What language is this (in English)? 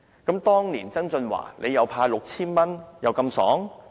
Cantonese